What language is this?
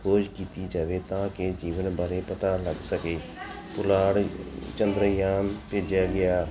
Punjabi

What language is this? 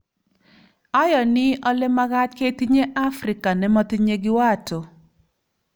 Kalenjin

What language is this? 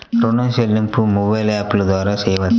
Telugu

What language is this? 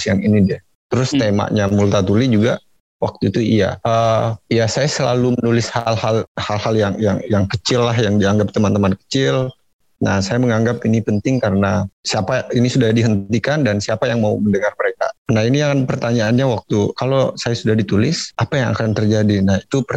Indonesian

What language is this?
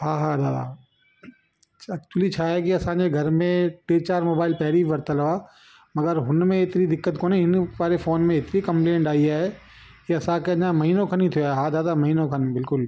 Sindhi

